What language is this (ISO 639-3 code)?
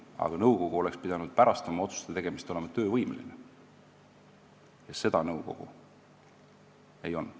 est